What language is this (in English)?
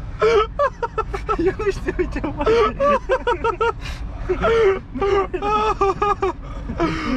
Romanian